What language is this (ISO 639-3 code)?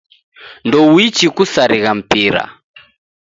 dav